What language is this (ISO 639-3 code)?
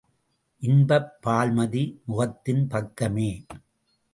tam